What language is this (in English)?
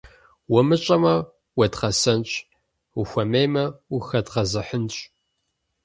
Kabardian